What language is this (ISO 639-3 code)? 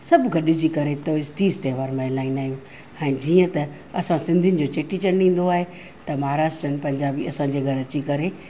snd